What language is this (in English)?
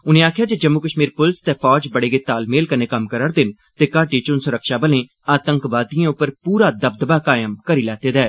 Dogri